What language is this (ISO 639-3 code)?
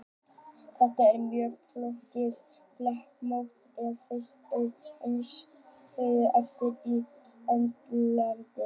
isl